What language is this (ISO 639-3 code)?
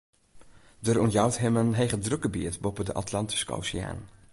fry